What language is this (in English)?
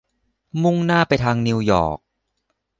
Thai